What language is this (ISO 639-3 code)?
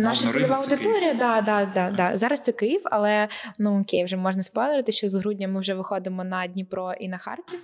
ukr